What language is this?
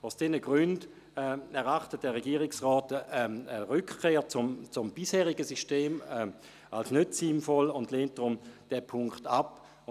Swiss German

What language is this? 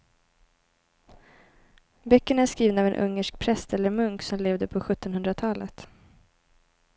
Swedish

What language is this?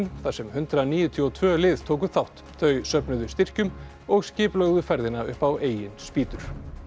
Icelandic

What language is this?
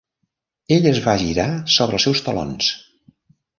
Catalan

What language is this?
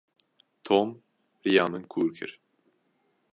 Kurdish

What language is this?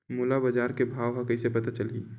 Chhattisgarhi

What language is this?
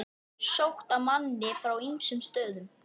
Icelandic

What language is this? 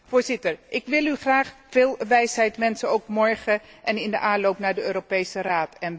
Dutch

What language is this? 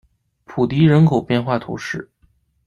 Chinese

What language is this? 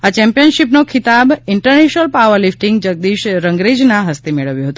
Gujarati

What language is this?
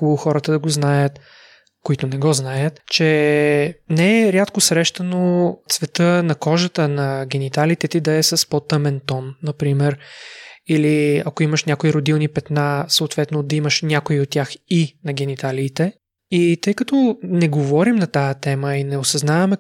Bulgarian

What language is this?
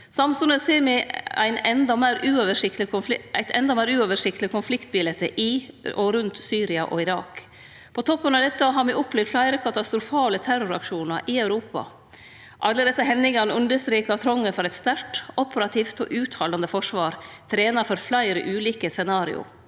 Norwegian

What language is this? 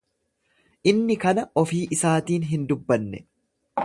Oromo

